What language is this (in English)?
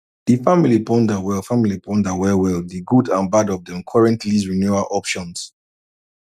Nigerian Pidgin